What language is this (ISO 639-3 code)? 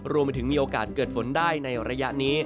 tha